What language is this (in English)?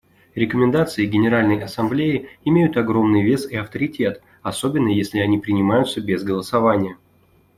Russian